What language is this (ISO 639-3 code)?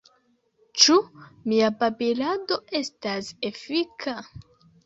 epo